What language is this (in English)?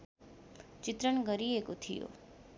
Nepali